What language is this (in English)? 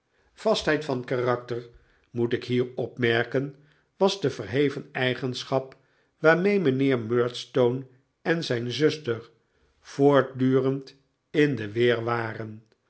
Dutch